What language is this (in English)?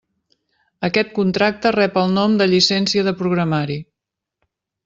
Catalan